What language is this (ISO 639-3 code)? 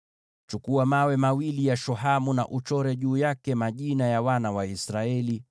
swa